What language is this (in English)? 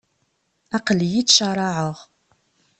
Kabyle